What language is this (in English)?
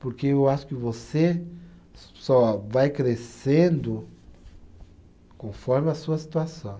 Portuguese